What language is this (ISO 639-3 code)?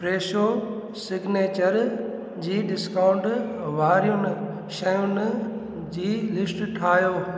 snd